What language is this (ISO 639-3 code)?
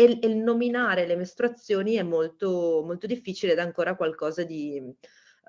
ita